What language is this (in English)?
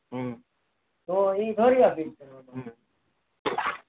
Gujarati